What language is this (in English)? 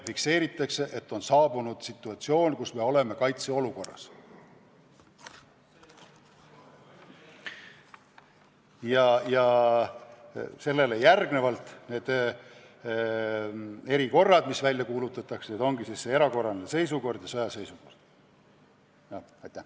Estonian